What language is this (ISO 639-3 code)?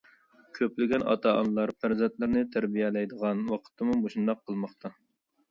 uig